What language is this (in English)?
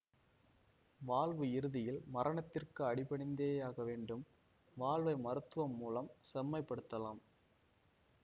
Tamil